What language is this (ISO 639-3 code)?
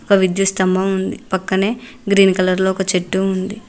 tel